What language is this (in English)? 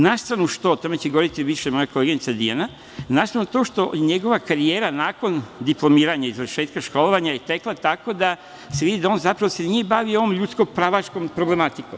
Serbian